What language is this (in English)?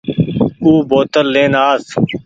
Goaria